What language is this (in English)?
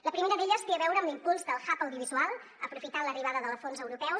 Catalan